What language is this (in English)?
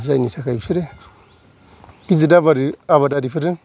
Bodo